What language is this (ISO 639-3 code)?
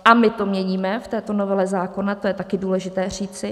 ces